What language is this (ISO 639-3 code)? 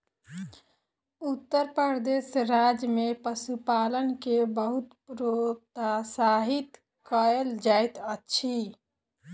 mai